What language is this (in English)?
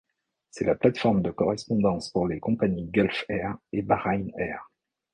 French